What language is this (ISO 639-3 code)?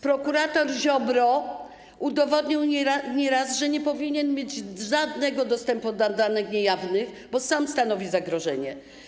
pol